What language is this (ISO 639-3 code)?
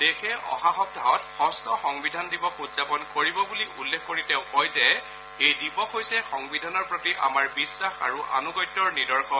asm